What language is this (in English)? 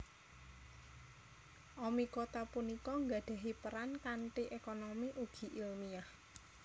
Javanese